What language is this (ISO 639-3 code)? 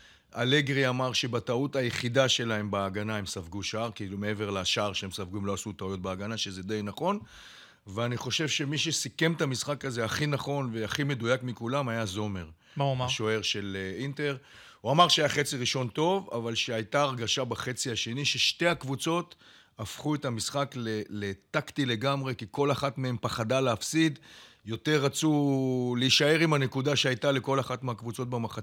heb